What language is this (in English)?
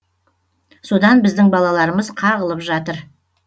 Kazakh